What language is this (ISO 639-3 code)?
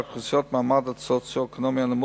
heb